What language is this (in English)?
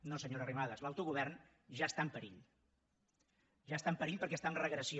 Catalan